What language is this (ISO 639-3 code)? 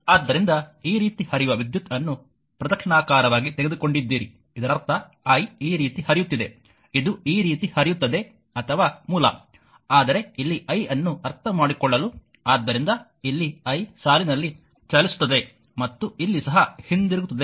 kan